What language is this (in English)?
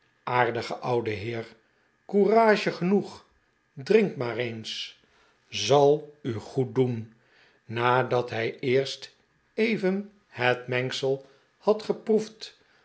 Dutch